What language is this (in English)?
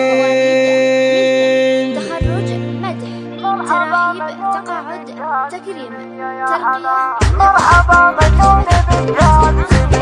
Arabic